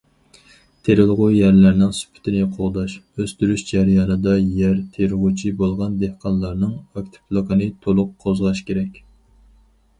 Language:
Uyghur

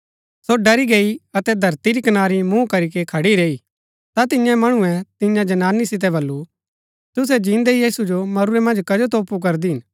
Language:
Gaddi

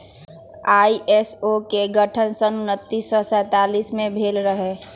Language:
Magahi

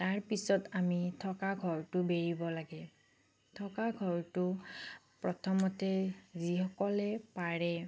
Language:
Assamese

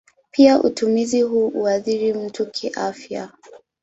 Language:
Swahili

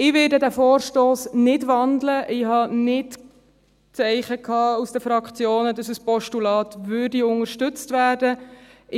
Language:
Swiss German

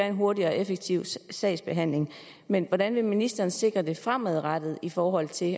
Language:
Danish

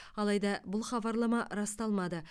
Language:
Kazakh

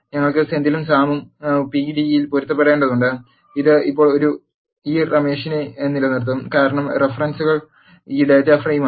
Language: Malayalam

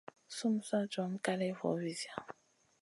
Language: Masana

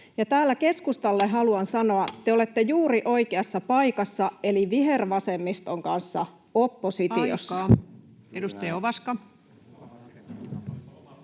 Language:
Finnish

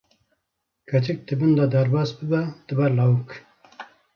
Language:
Kurdish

